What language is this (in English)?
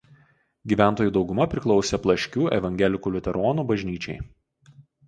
Lithuanian